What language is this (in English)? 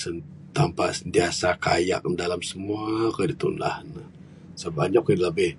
Bukar-Sadung Bidayuh